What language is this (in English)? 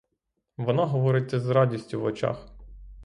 Ukrainian